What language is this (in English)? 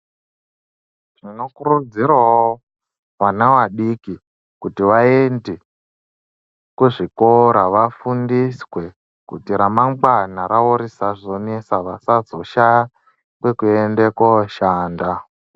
Ndau